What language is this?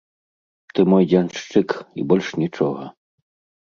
Belarusian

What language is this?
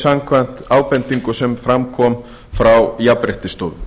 Icelandic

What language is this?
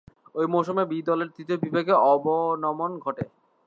Bangla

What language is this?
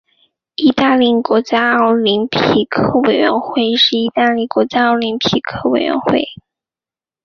Chinese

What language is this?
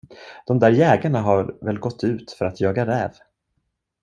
Swedish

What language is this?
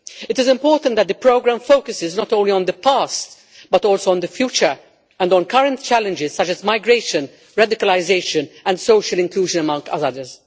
English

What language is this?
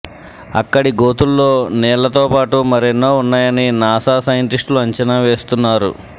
Telugu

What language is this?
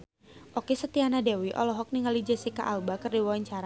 Sundanese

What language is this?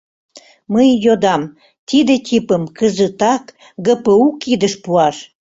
Mari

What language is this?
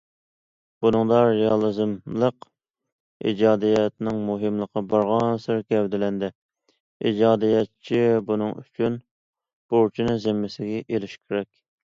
Uyghur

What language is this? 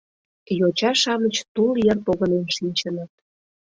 Mari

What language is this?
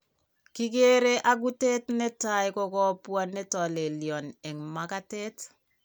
Kalenjin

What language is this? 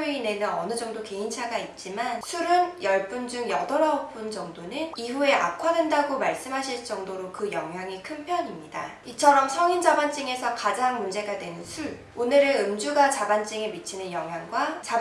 Korean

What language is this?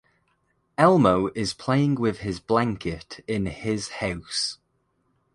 English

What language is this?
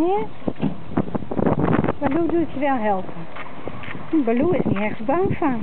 Dutch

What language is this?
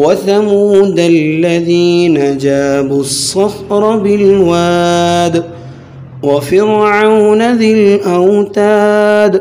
Arabic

